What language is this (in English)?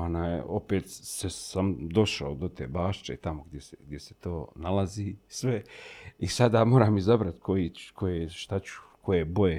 Croatian